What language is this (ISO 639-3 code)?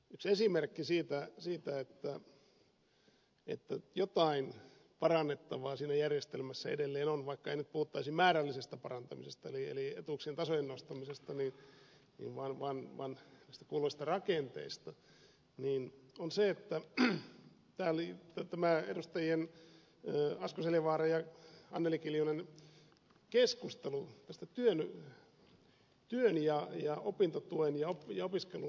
fin